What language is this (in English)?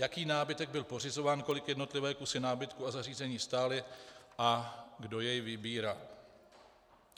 Czech